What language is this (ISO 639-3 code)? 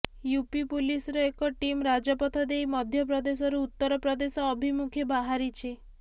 ori